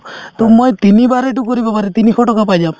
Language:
Assamese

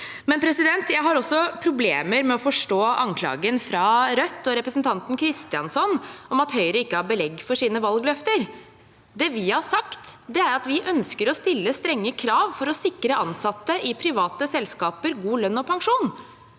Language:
Norwegian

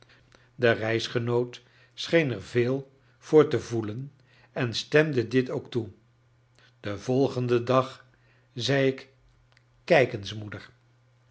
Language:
Dutch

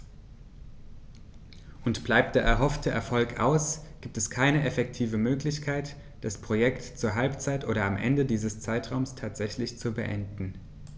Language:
German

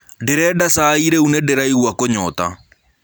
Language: Kikuyu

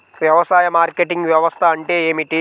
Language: Telugu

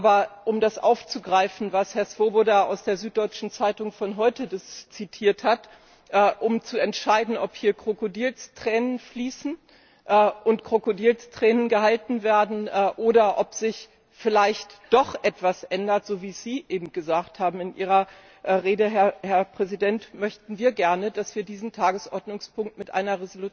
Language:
German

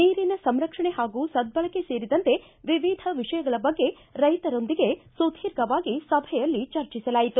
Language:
Kannada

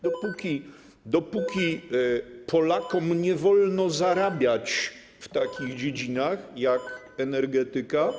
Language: Polish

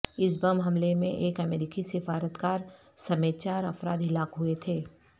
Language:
Urdu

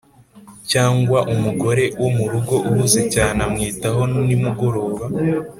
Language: Kinyarwanda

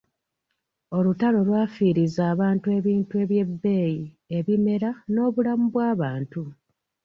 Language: Ganda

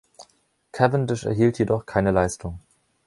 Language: German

